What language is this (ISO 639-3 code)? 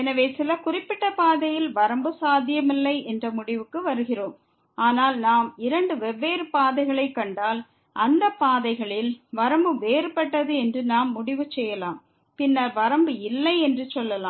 tam